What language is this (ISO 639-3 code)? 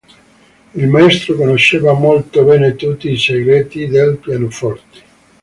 ita